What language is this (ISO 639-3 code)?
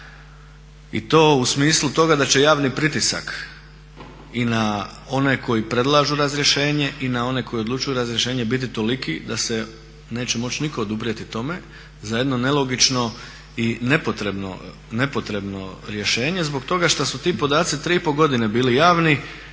hrv